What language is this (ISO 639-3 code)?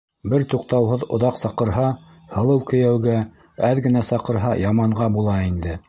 bak